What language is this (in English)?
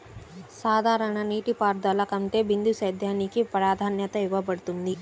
Telugu